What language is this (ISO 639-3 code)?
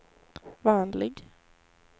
swe